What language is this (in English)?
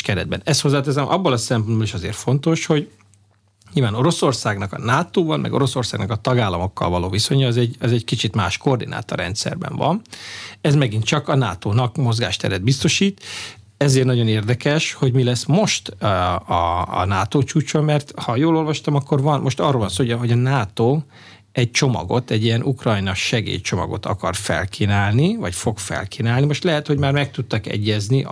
Hungarian